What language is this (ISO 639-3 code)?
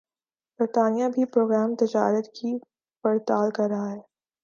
urd